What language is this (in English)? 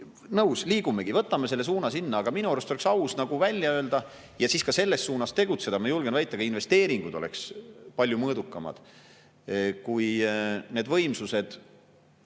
Estonian